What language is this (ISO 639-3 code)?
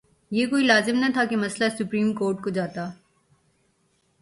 urd